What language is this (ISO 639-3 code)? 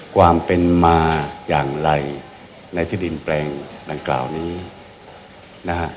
tha